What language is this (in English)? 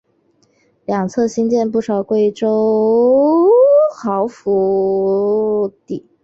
Chinese